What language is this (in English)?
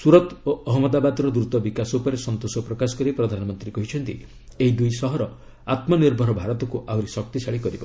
Odia